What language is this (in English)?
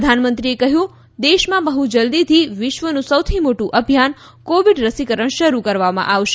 Gujarati